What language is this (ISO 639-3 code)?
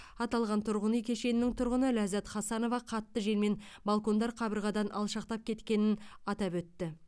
kaz